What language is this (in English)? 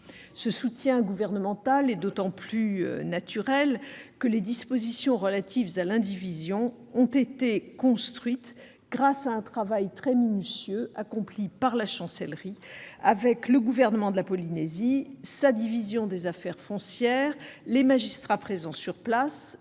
French